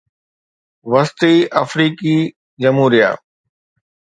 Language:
Sindhi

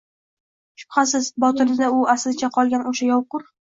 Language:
Uzbek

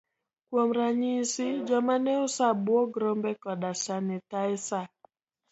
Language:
Luo (Kenya and Tanzania)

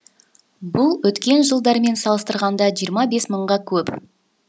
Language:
Kazakh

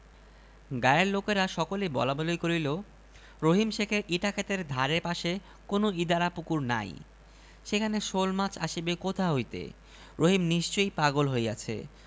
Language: Bangla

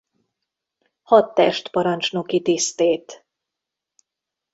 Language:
Hungarian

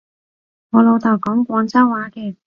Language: Cantonese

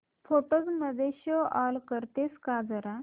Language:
Marathi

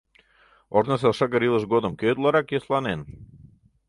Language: Mari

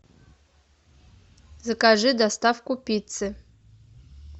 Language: Russian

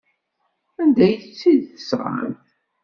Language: Kabyle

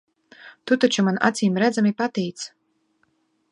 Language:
Latvian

